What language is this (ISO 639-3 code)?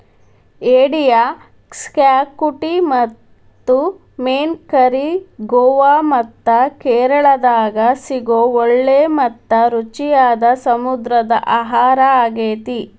kan